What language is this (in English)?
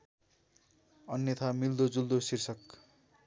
Nepali